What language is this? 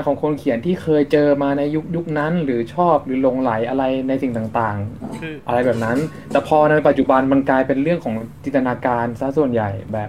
Thai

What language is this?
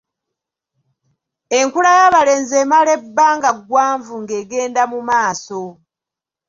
Ganda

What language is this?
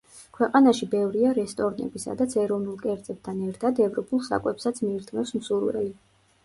Georgian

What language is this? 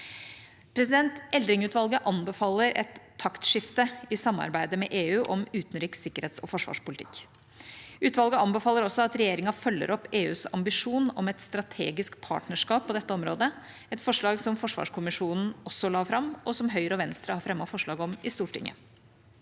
Norwegian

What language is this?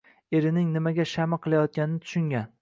Uzbek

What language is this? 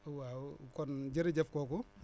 Wolof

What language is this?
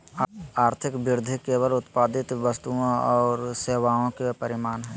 Magahi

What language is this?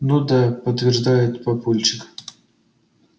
Russian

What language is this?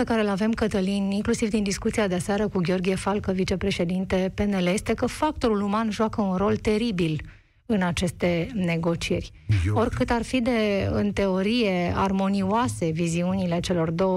Romanian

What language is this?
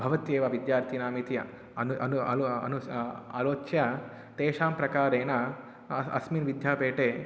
Sanskrit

